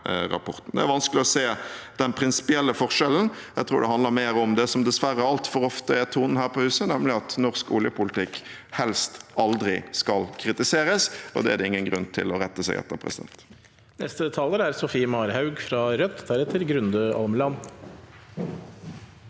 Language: Norwegian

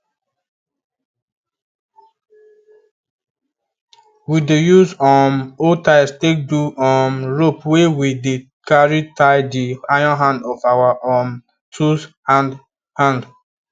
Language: Nigerian Pidgin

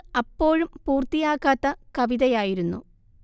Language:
Malayalam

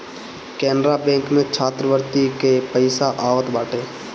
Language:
Bhojpuri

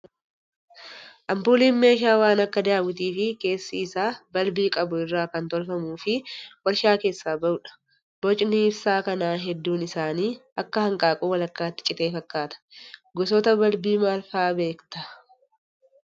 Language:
Oromo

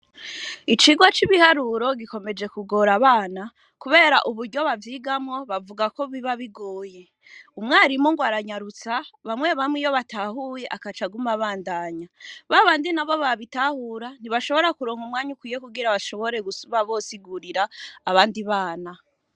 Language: Rundi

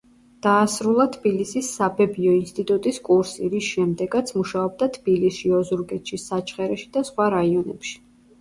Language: Georgian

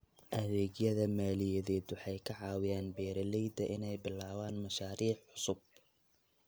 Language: Somali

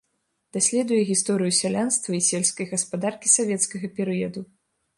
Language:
Belarusian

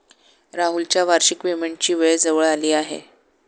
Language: Marathi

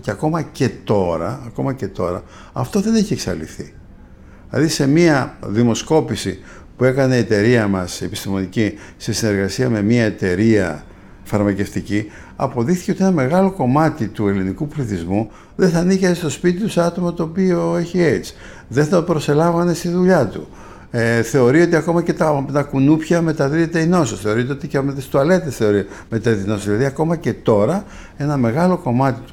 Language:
Greek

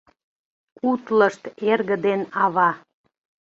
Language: Mari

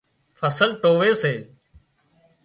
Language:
Wadiyara Koli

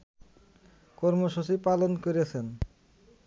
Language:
Bangla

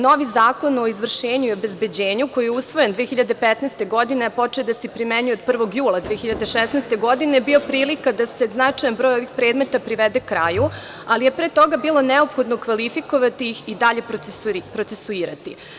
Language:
Serbian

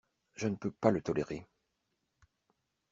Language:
French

